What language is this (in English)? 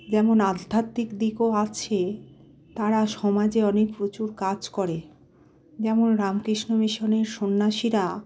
Bangla